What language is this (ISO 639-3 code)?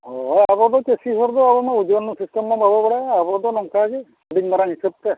sat